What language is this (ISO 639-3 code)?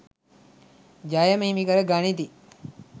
sin